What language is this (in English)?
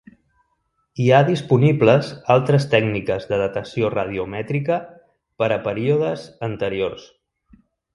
Catalan